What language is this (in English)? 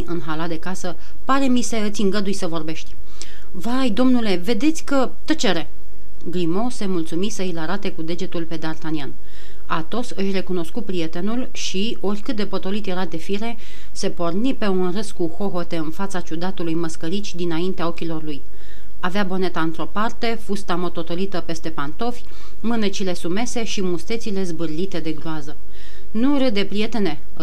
Romanian